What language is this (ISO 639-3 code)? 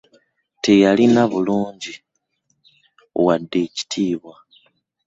lug